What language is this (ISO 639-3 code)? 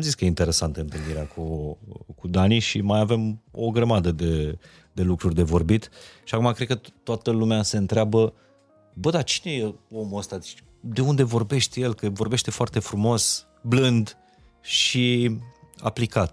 ron